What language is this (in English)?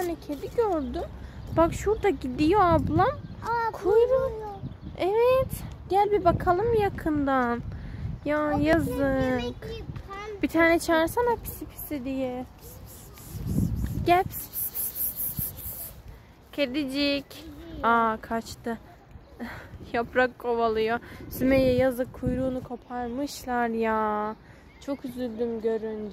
Turkish